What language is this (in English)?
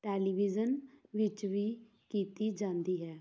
Punjabi